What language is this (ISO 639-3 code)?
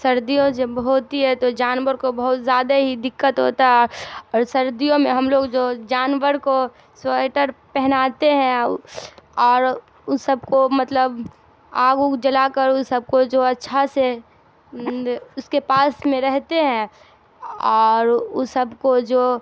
urd